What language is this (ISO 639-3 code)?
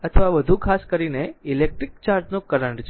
guj